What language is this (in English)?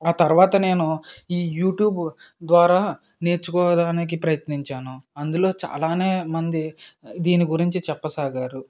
Telugu